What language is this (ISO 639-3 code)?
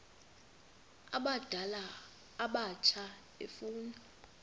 xho